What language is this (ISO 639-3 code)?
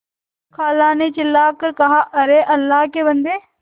hin